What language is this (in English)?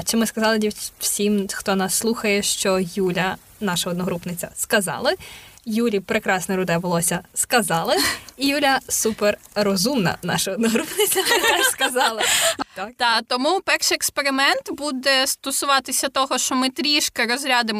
Ukrainian